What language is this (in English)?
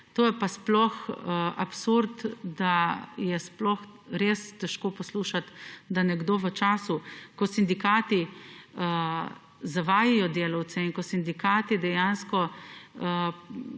Slovenian